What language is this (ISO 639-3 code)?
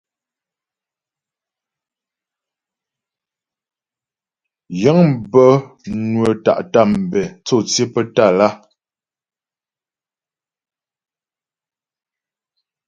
bbj